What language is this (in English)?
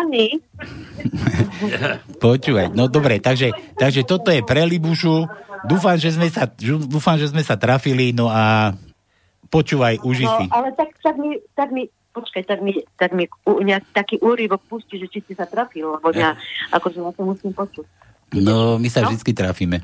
Slovak